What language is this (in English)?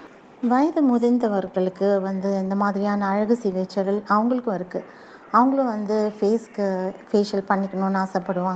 Tamil